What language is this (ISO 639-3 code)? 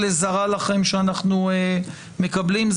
heb